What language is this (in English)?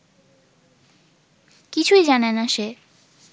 Bangla